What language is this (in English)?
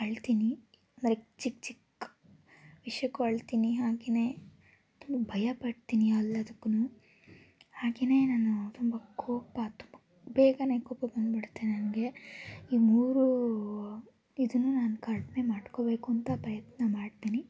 Kannada